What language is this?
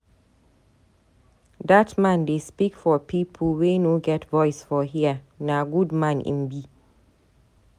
Nigerian Pidgin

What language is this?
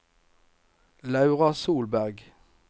Norwegian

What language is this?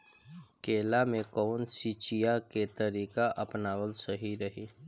Bhojpuri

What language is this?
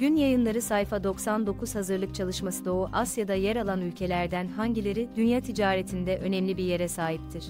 Turkish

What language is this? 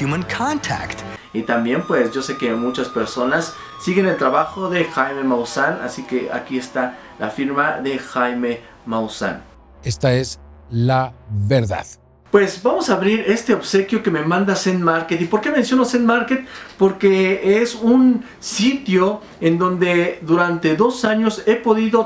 Spanish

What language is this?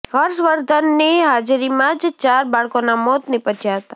Gujarati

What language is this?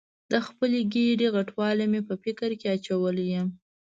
Pashto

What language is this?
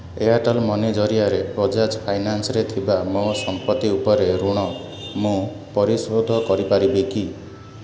Odia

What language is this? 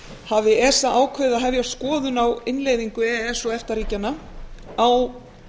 Icelandic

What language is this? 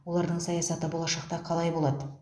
Kazakh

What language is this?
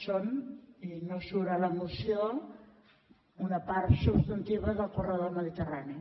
Catalan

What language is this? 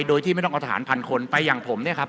Thai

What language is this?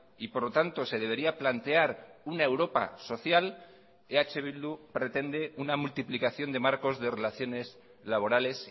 Spanish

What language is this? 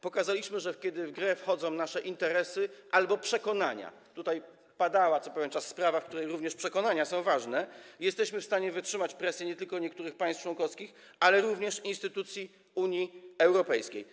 Polish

